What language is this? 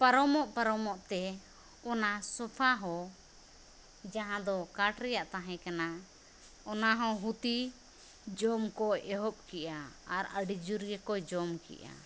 Santali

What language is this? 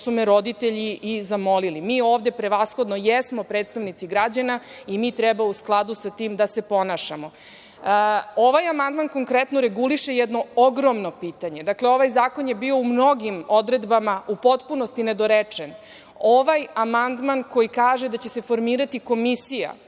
Serbian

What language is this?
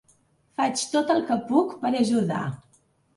Catalan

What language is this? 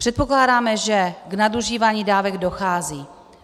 Czech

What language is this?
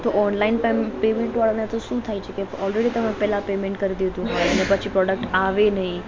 Gujarati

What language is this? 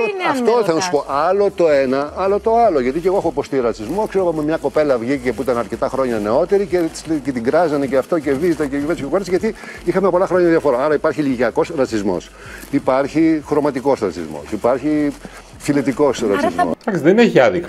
Greek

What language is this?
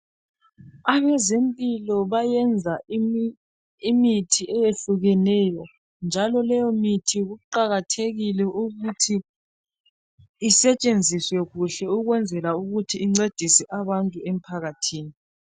North Ndebele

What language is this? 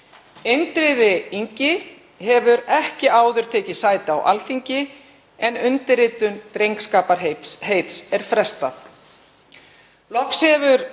Icelandic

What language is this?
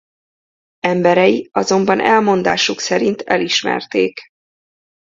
Hungarian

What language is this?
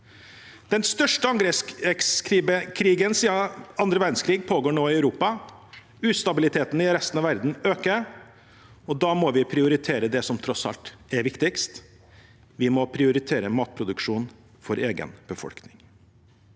Norwegian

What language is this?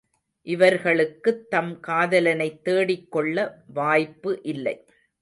Tamil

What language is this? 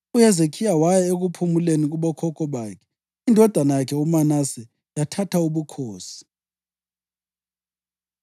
North Ndebele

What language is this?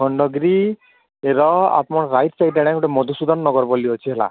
Odia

